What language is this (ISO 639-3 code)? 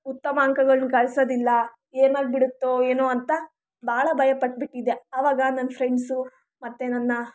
kan